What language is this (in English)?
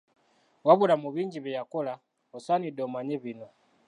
Ganda